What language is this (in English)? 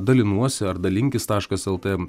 Lithuanian